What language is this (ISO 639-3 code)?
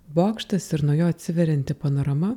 lit